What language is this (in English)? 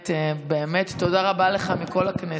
Hebrew